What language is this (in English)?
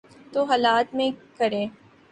Urdu